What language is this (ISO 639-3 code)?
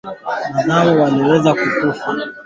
swa